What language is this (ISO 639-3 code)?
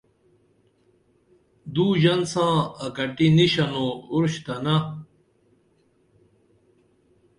dml